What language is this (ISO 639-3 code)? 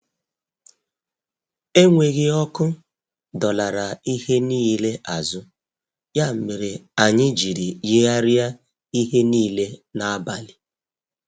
ibo